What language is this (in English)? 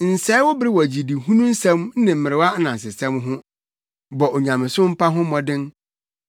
Akan